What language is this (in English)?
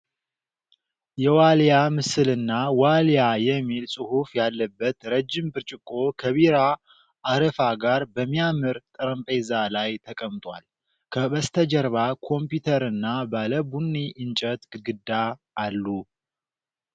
Amharic